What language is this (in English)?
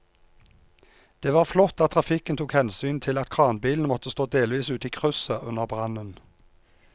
Norwegian